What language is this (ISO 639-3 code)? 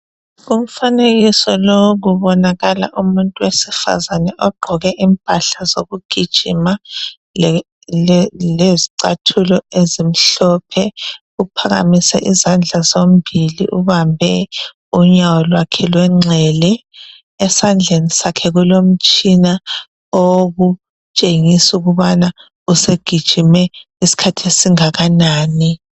nde